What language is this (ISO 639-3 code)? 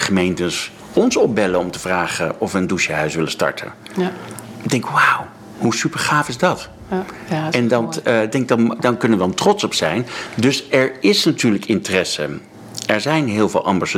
nld